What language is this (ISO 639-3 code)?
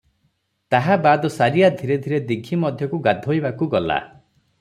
ori